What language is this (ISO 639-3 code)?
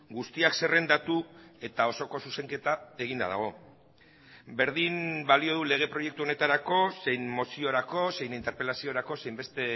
eus